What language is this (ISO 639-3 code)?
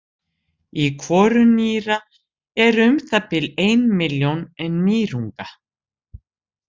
isl